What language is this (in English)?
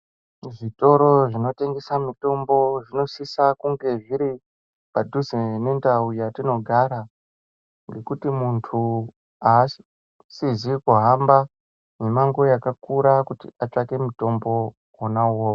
Ndau